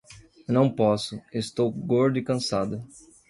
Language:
Portuguese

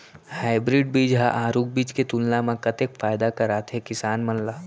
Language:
Chhattisgarhi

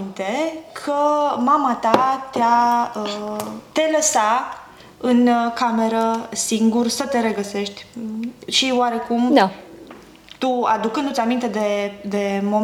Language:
Romanian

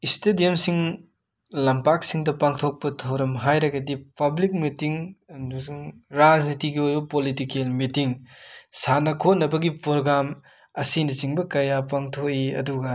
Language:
Manipuri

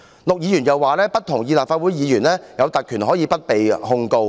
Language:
Cantonese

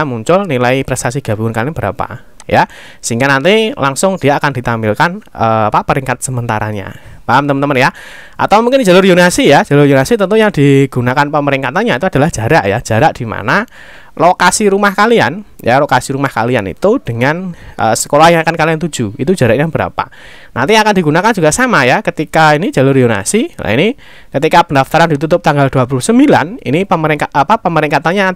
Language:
Indonesian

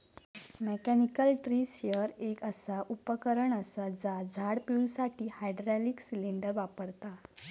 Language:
Marathi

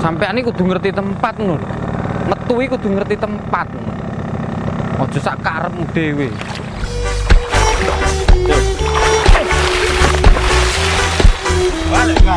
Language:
Indonesian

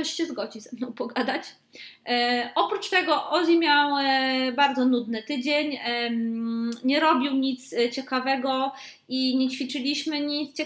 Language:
Polish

